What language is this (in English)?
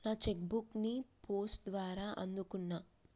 Telugu